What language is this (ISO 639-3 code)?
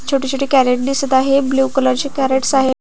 mar